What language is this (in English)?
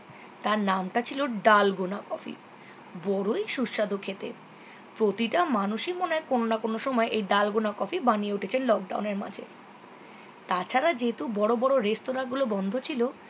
Bangla